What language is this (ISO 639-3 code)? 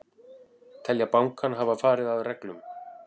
isl